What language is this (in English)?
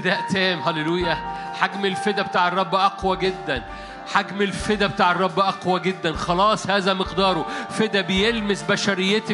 Arabic